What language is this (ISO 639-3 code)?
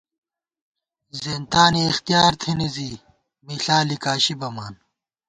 gwt